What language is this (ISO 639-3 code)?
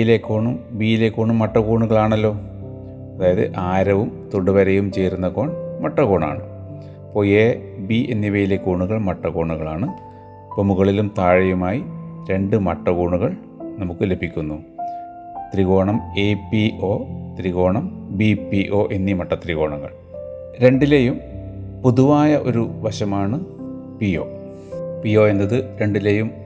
mal